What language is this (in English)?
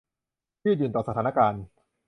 Thai